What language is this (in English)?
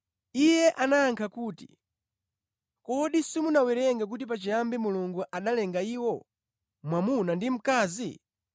Nyanja